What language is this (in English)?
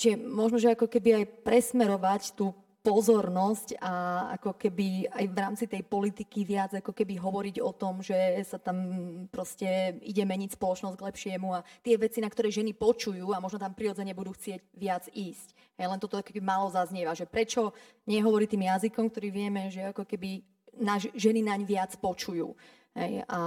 Slovak